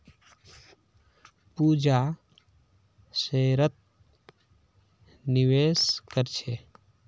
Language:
Magahi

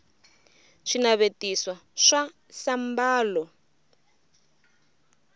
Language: Tsonga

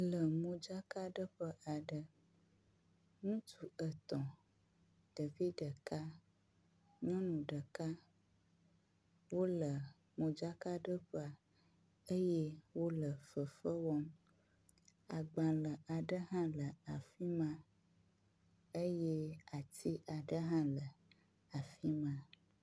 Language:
Ewe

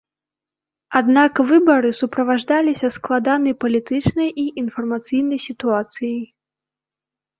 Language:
Belarusian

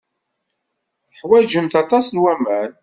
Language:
Kabyle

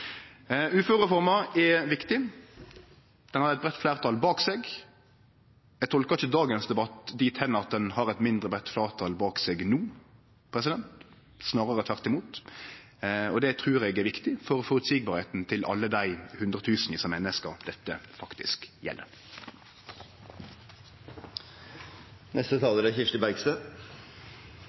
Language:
Norwegian Nynorsk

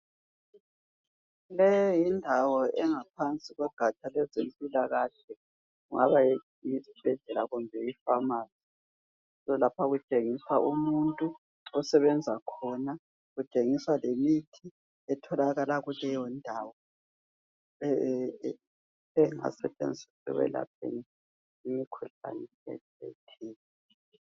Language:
North Ndebele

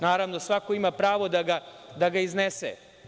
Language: Serbian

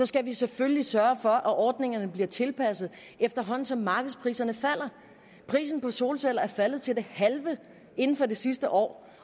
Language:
Danish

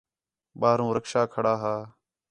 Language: Khetrani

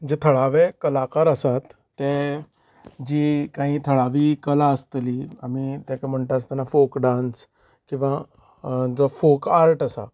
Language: Konkani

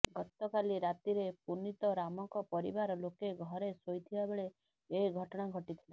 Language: Odia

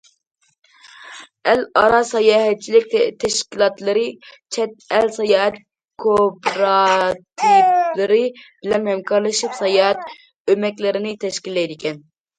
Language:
Uyghur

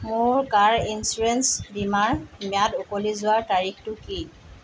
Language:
Assamese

